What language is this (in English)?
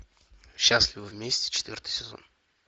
Russian